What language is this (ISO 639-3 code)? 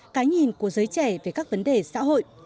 vie